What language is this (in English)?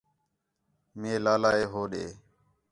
Khetrani